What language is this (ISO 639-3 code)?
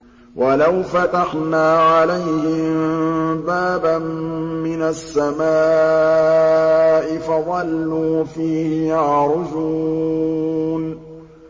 ara